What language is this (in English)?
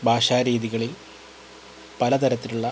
Malayalam